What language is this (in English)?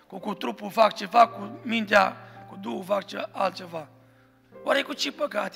Romanian